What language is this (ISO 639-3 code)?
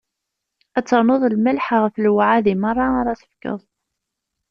kab